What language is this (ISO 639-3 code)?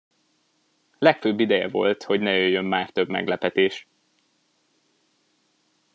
hun